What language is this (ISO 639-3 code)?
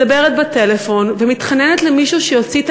heb